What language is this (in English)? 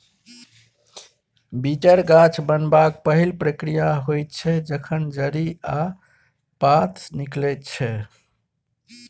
Maithili